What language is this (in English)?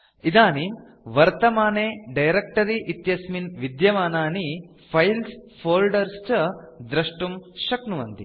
Sanskrit